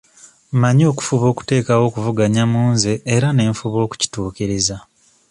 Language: Ganda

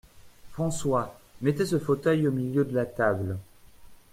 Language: French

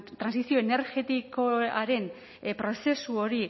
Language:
Basque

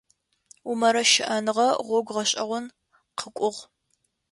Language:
Adyghe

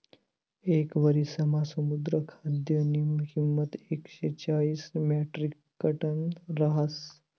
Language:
Marathi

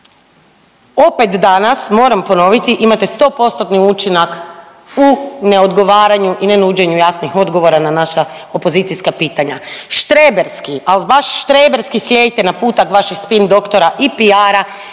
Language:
Croatian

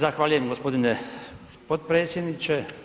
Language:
Croatian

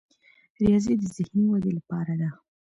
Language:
Pashto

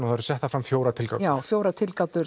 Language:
Icelandic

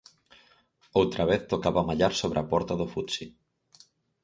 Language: Galician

